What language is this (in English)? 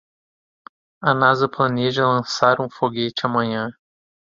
Portuguese